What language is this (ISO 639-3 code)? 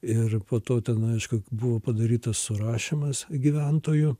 lit